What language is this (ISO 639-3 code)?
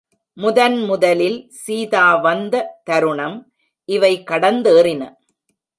tam